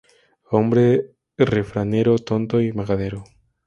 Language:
Spanish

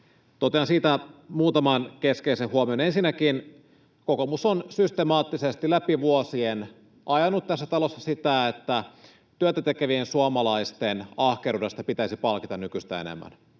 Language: Finnish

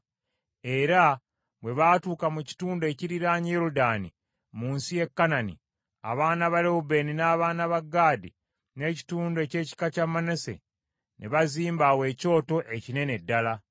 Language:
Ganda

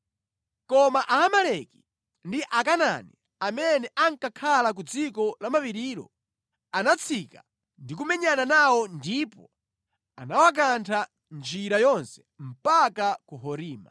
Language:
Nyanja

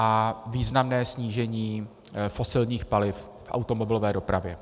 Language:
Czech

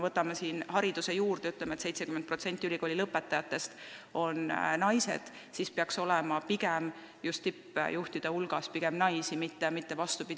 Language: Estonian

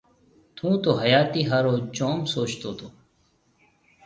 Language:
Marwari (Pakistan)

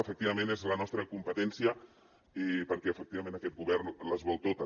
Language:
Catalan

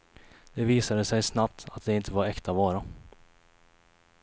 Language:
Swedish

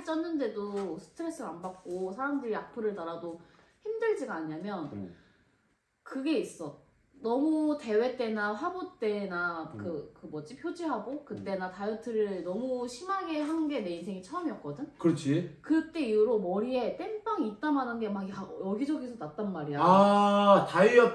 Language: Korean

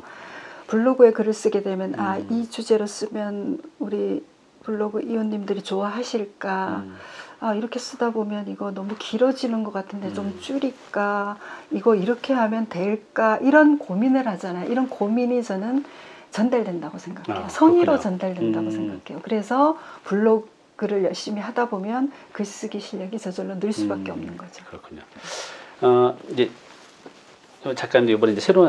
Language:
Korean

